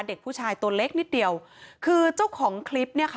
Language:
Thai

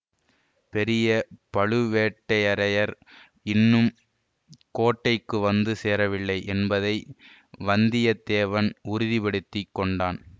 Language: Tamil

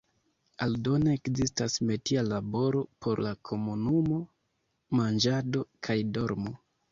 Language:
Esperanto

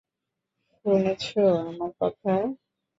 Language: Bangla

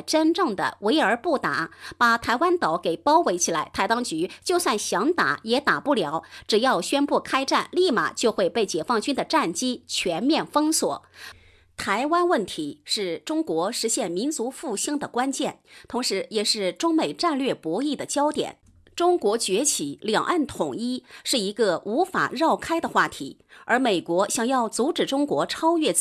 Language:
Chinese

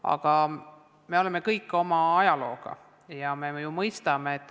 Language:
Estonian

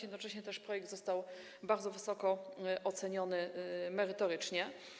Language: Polish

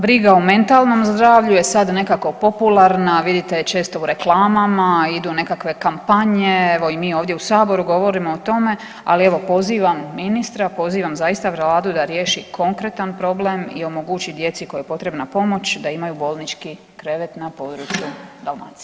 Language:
Croatian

